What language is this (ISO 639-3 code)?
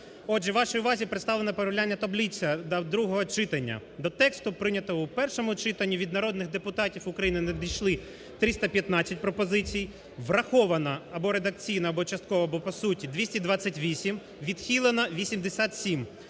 ukr